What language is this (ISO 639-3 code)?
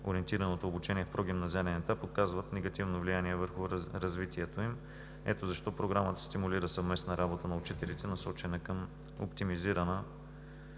bul